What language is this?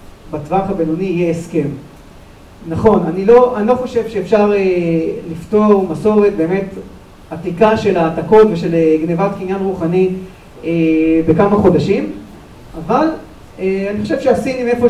Hebrew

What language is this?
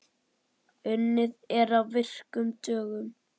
Icelandic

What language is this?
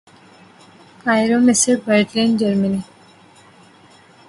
Urdu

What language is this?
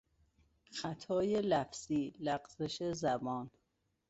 Persian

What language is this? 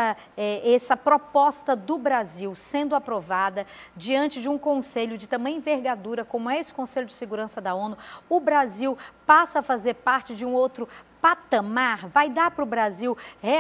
Portuguese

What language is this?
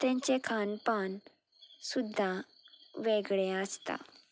Konkani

